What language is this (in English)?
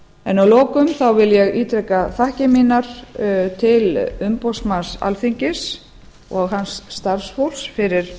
Icelandic